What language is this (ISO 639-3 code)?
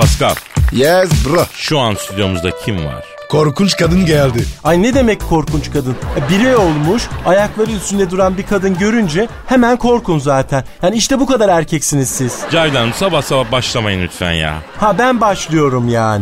tur